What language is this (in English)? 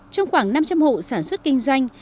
Vietnamese